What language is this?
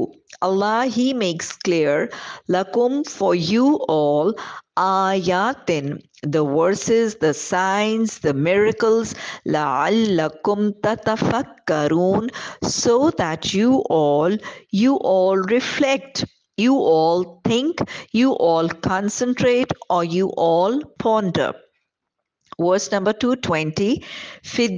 English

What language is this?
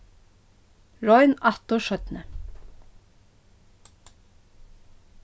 Faroese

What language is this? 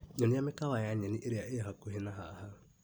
Kikuyu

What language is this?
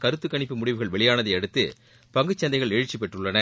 Tamil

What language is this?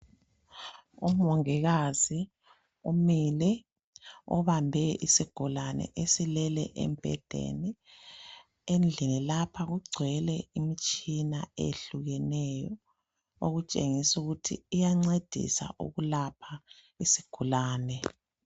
North Ndebele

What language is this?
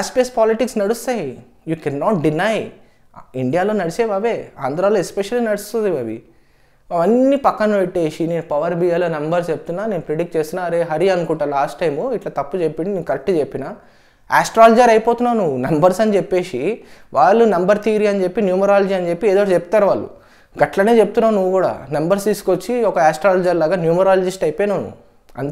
Telugu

